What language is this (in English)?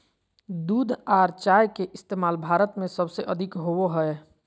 Magahi